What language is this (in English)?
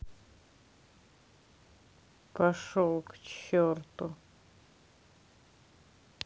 Russian